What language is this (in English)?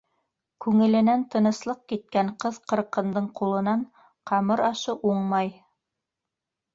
Bashkir